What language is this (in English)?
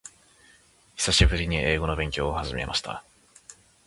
Japanese